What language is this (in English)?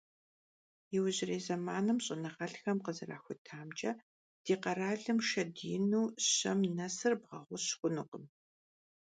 Kabardian